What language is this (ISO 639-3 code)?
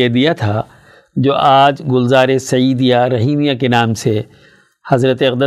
urd